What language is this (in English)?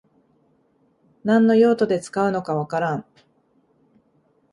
Japanese